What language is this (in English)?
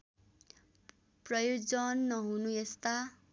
Nepali